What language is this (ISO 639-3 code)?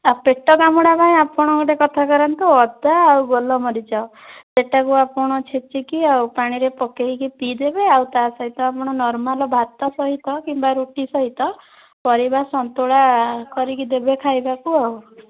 ori